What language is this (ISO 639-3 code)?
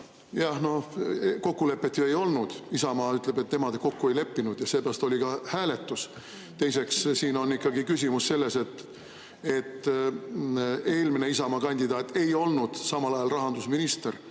est